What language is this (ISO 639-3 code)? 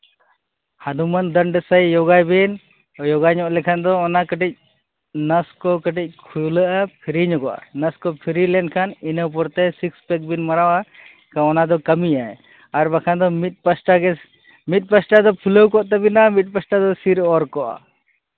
sat